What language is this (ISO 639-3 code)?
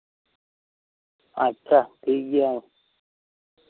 sat